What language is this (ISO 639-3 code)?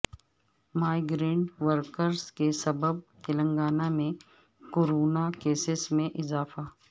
urd